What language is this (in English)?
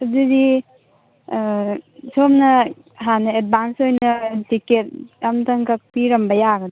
Manipuri